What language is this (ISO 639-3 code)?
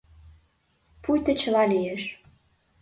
chm